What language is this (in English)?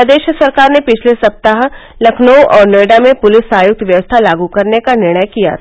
Hindi